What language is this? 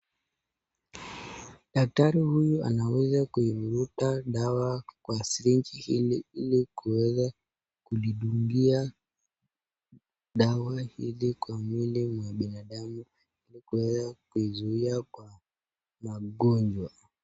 Swahili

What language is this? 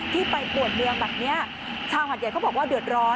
Thai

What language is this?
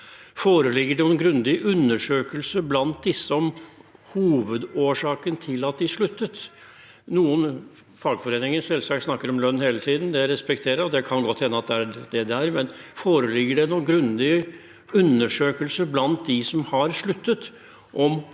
Norwegian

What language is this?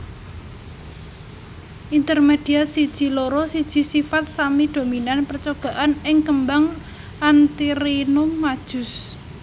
Javanese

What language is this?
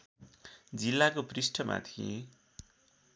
Nepali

